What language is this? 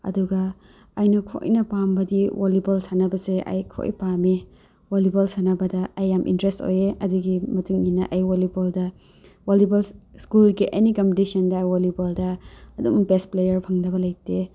Manipuri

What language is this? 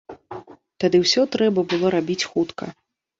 Belarusian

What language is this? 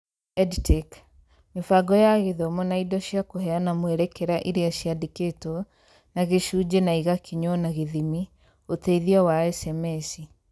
Kikuyu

